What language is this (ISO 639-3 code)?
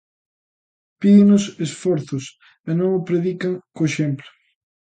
glg